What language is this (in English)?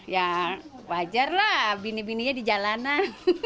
Indonesian